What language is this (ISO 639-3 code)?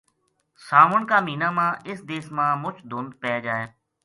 gju